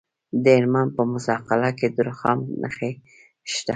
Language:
Pashto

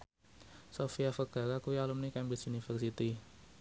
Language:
Javanese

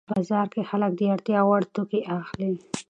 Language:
Pashto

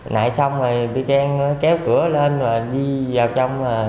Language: Vietnamese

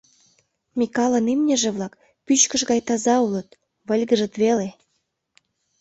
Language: Mari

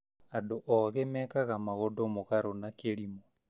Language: Kikuyu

